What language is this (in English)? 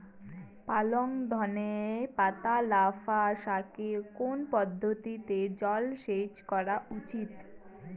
Bangla